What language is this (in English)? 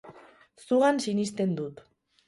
Basque